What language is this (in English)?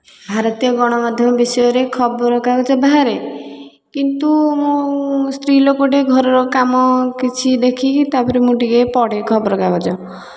Odia